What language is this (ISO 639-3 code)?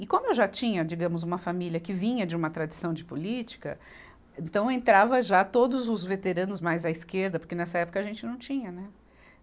por